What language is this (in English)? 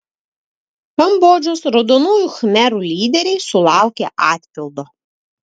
Lithuanian